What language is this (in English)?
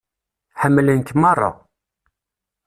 Kabyle